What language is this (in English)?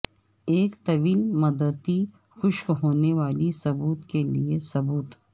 Urdu